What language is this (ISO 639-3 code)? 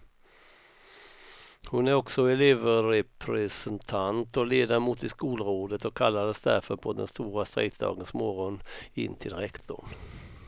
swe